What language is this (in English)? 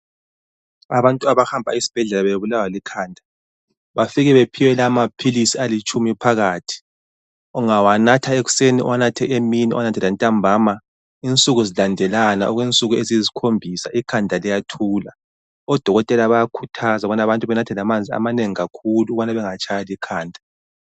North Ndebele